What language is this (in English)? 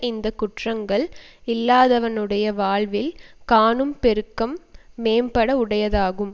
Tamil